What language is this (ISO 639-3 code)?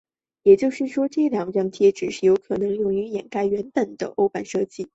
zho